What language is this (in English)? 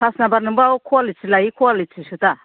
Bodo